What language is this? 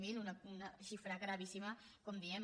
Catalan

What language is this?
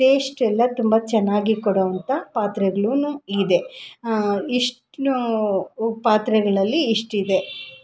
Kannada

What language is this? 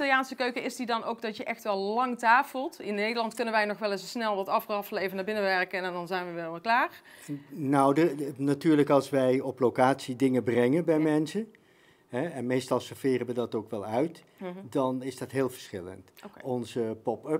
Dutch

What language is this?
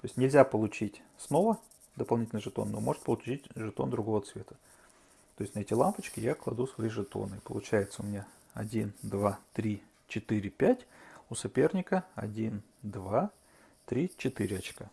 Russian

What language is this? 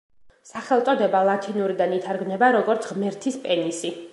Georgian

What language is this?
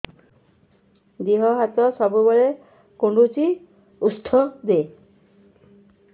Odia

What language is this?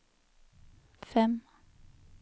Norwegian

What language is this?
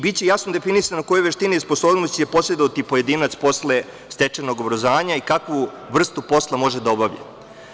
Serbian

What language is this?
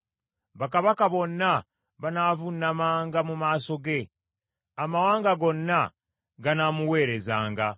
Ganda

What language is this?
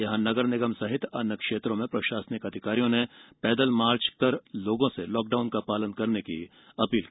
Hindi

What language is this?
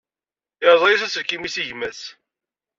Kabyle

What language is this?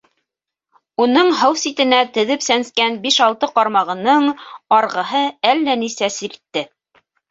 Bashkir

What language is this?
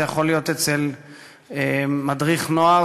Hebrew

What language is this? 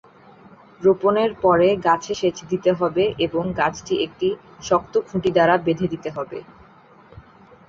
Bangla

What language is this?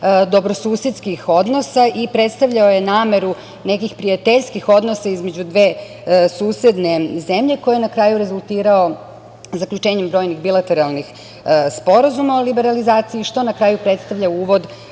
Serbian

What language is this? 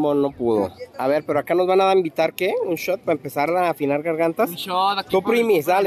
Spanish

